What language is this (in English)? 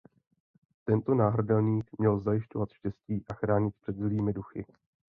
Czech